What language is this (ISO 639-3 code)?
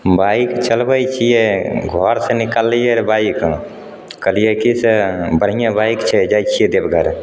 mai